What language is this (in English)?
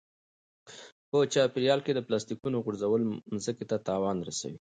Pashto